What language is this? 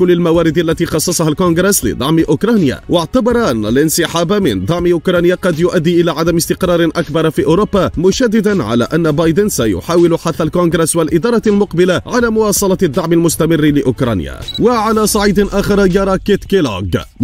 Arabic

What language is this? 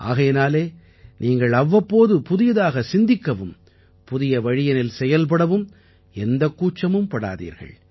Tamil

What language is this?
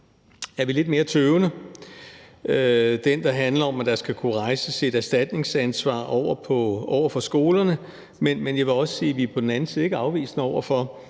Danish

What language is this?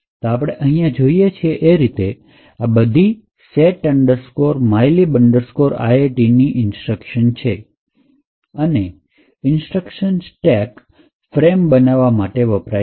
Gujarati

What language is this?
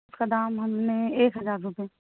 Urdu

